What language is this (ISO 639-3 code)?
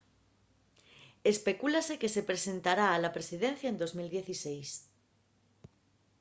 ast